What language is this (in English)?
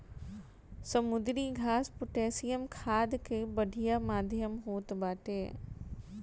Bhojpuri